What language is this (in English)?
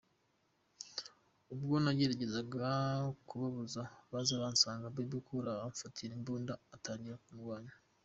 Kinyarwanda